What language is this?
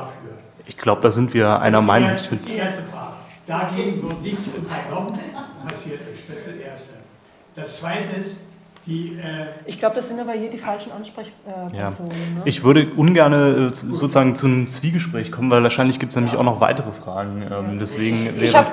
German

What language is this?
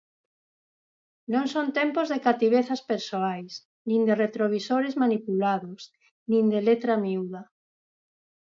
Galician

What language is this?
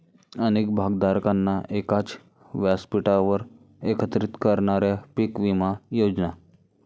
Marathi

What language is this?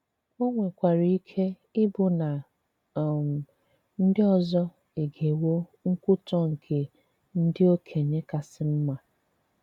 Igbo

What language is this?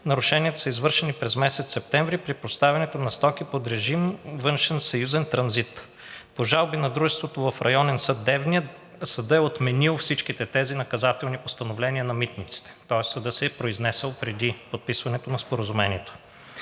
Bulgarian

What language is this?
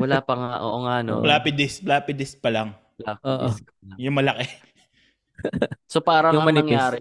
Filipino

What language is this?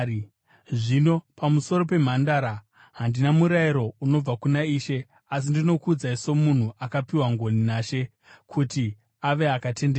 Shona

